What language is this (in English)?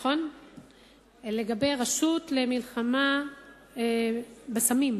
Hebrew